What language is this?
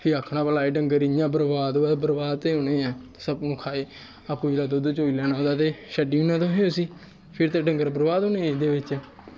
Dogri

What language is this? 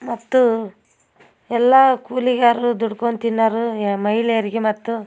Kannada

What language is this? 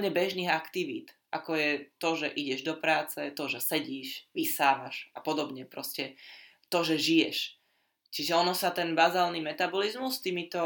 Slovak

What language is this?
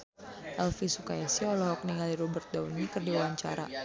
Sundanese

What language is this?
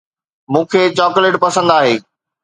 Sindhi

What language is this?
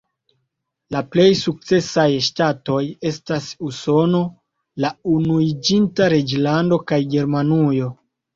Esperanto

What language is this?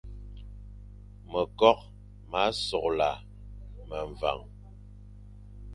Fang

